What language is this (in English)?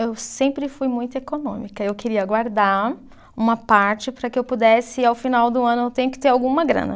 Portuguese